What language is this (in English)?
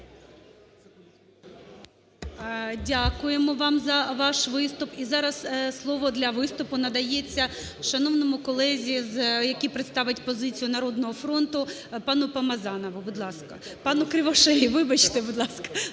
Ukrainian